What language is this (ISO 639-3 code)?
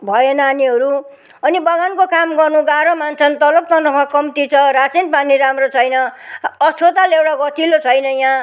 nep